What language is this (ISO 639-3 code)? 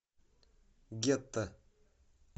rus